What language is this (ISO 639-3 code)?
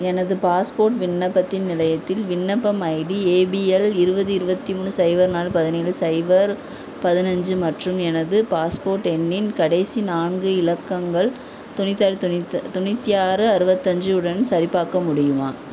tam